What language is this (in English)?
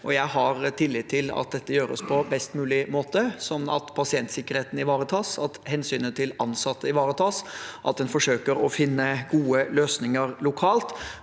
Norwegian